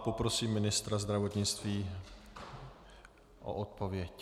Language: Czech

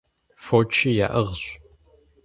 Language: Kabardian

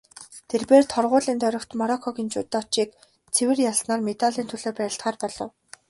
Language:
Mongolian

